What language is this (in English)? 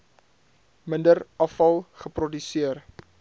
Afrikaans